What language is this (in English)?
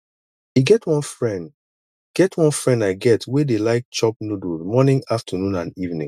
Nigerian Pidgin